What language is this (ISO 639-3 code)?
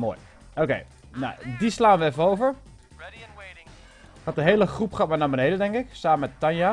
nld